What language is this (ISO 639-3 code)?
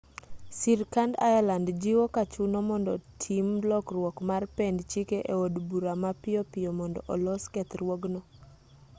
luo